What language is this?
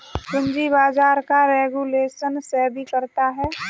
Hindi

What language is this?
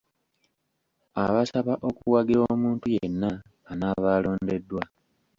Ganda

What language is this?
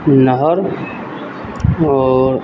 Maithili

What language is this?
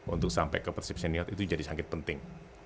Indonesian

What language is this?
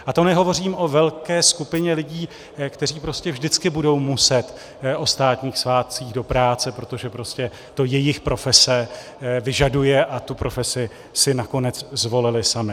Czech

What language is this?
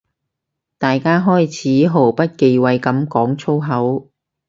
Cantonese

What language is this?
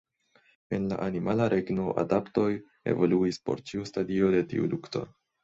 Esperanto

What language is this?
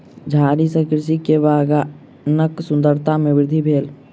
Maithili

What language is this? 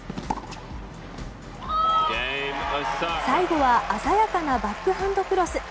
Japanese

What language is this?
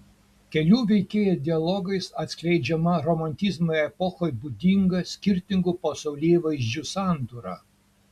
Lithuanian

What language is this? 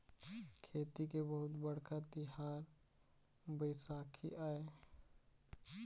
Chhattisgarhi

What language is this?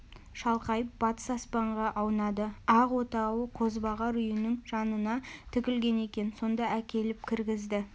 Kazakh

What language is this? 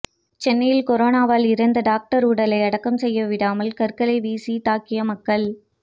Tamil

